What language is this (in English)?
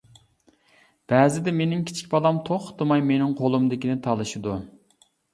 Uyghur